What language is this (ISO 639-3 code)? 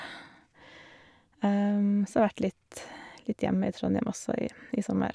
nor